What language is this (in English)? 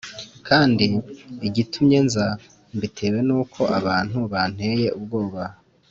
Kinyarwanda